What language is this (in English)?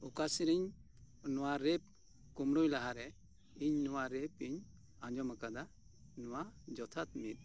Santali